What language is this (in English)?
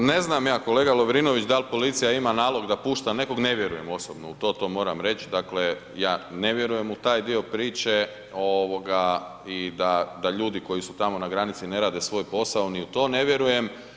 Croatian